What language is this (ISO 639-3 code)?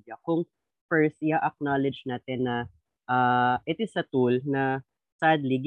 fil